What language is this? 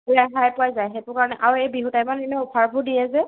Assamese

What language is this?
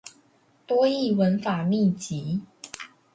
Chinese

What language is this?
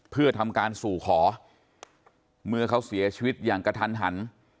Thai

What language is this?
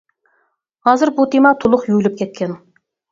Uyghur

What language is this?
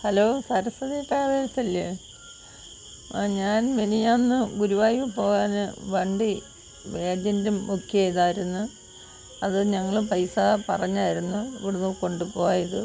Malayalam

